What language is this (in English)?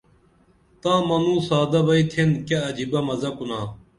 Dameli